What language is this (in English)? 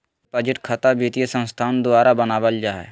Magahi